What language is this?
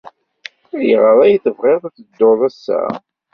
Kabyle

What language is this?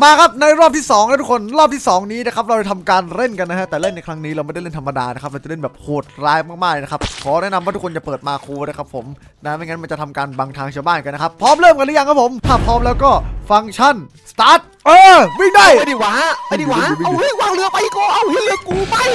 Thai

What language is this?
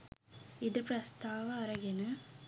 Sinhala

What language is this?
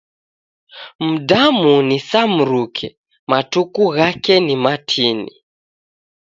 Taita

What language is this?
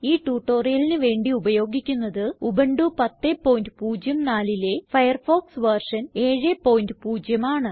Malayalam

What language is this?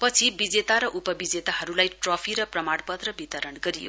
Nepali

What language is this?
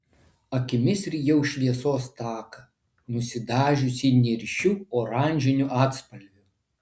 Lithuanian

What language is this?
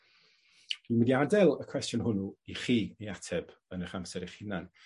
Welsh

